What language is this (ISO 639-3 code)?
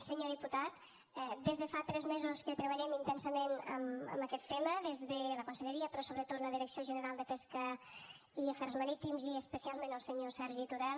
cat